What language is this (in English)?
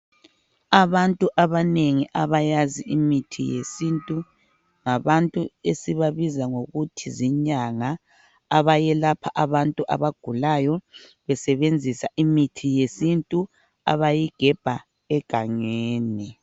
North Ndebele